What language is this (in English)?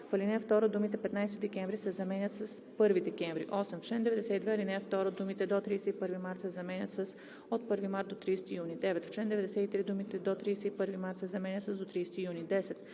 Bulgarian